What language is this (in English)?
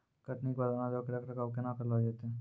Maithili